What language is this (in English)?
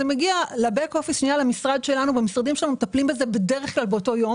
Hebrew